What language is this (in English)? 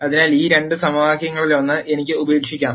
Malayalam